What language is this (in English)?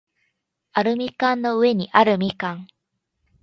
Japanese